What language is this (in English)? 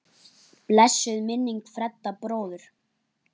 Icelandic